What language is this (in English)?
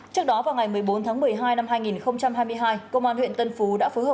Vietnamese